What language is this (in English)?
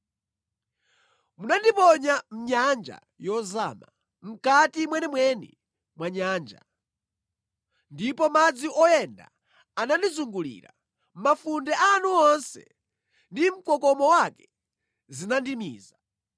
Nyanja